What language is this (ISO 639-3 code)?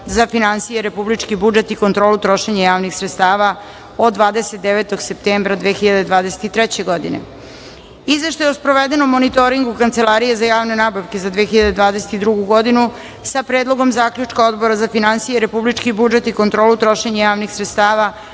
srp